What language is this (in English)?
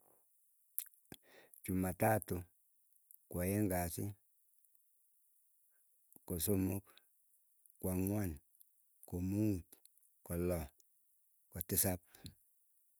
Keiyo